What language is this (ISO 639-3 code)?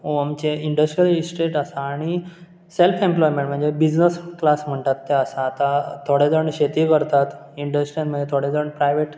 kok